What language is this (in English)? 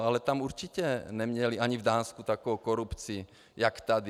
Czech